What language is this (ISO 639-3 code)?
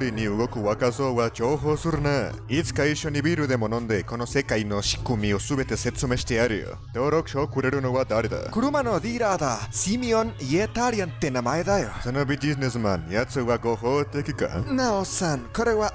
jpn